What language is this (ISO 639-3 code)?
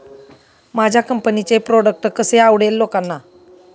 mar